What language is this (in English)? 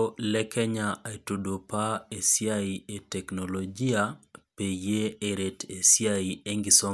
Masai